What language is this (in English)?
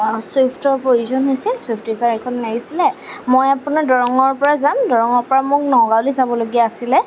Assamese